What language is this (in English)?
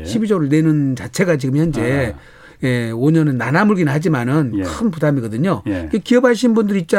Korean